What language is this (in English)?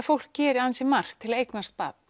Icelandic